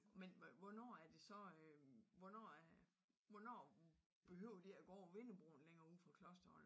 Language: Danish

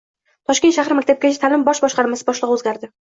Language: Uzbek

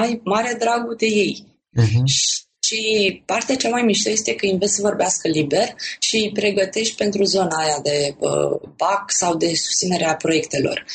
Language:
Romanian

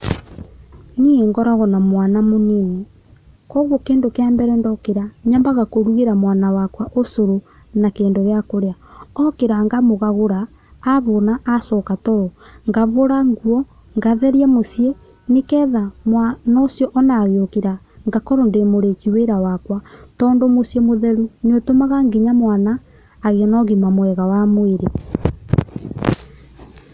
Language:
Kikuyu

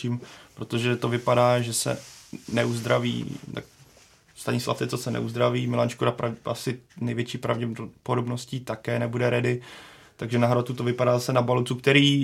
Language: Czech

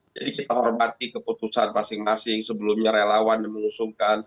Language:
Indonesian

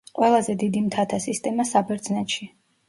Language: Georgian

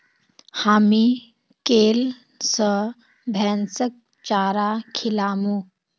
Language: Magahi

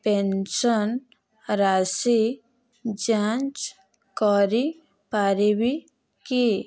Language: Odia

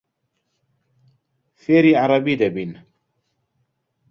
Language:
Central Kurdish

